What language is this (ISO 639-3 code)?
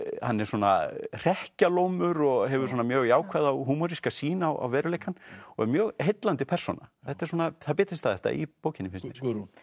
isl